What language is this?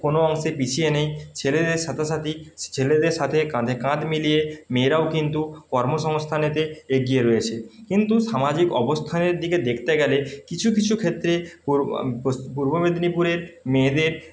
Bangla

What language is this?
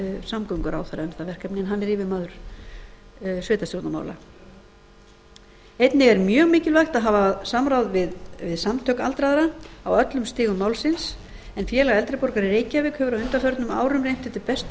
Icelandic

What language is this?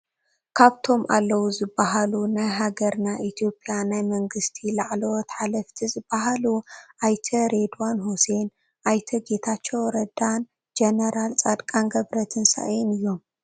Tigrinya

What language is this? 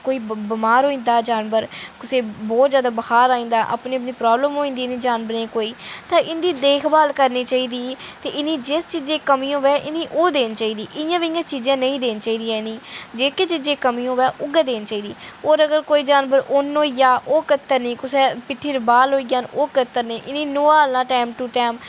Dogri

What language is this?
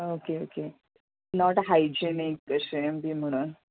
Konkani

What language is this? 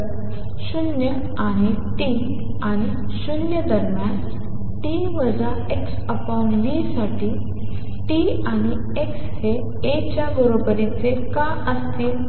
Marathi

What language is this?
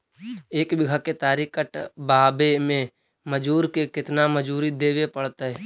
Magahi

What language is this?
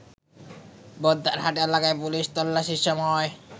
Bangla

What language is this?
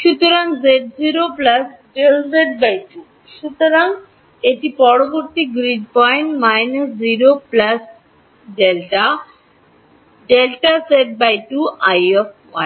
Bangla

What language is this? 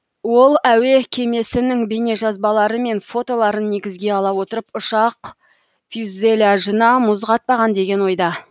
Kazakh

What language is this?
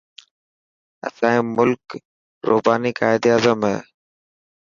Dhatki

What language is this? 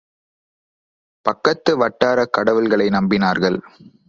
Tamil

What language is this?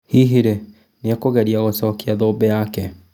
Kikuyu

